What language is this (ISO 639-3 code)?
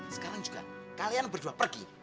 ind